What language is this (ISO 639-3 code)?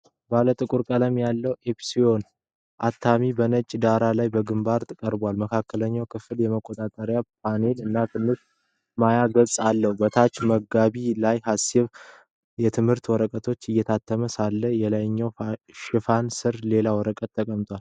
amh